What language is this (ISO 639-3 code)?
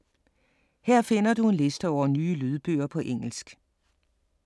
dan